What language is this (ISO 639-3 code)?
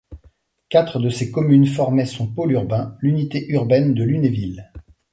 fra